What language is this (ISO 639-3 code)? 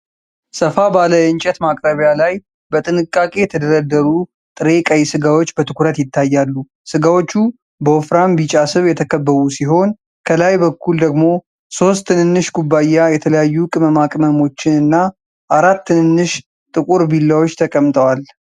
amh